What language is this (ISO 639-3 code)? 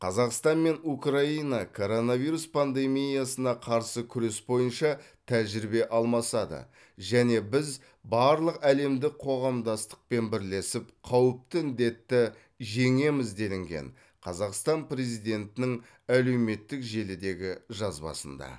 kaz